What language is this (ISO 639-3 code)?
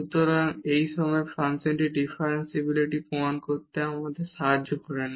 ben